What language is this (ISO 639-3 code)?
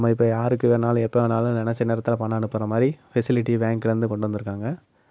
tam